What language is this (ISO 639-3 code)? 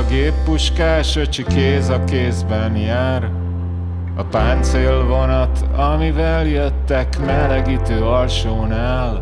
hun